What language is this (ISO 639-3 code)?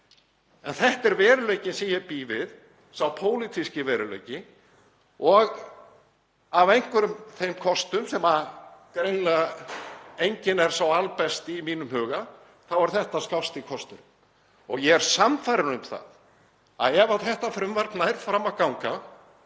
isl